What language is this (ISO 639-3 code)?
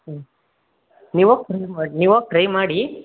kan